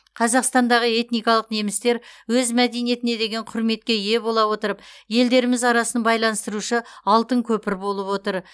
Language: Kazakh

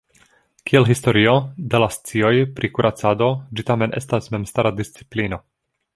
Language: Esperanto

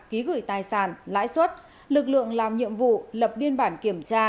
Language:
Vietnamese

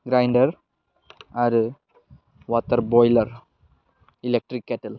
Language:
Bodo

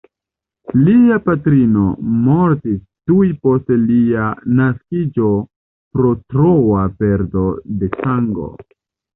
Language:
Esperanto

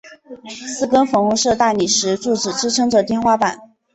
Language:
Chinese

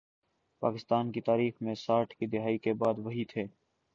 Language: Urdu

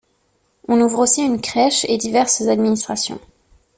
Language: French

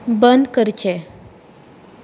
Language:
Konkani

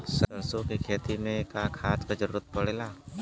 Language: Bhojpuri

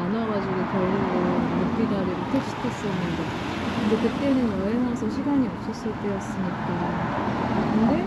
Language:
Korean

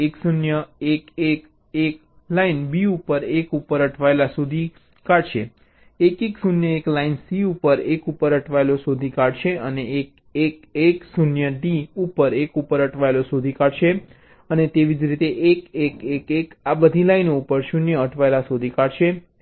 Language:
Gujarati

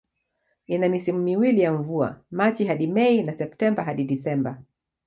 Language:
Swahili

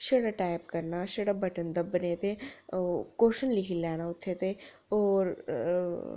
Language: Dogri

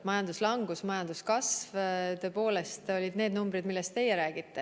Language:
Estonian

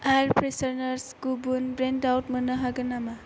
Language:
Bodo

